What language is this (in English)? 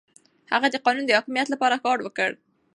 Pashto